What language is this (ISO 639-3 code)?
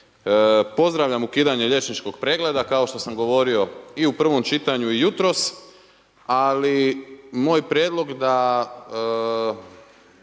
hrv